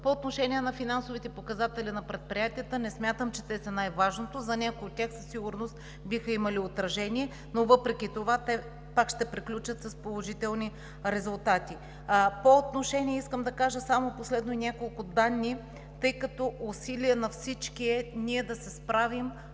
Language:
Bulgarian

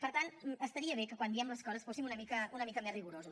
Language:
Catalan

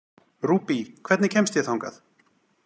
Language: Icelandic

